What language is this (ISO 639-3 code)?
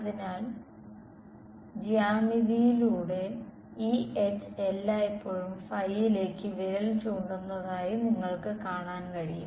mal